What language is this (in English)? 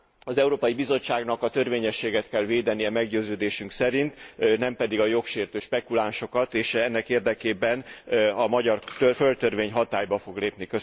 Hungarian